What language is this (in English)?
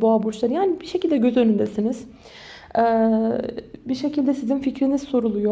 Turkish